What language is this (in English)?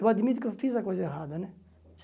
Portuguese